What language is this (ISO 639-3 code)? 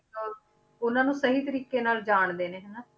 pan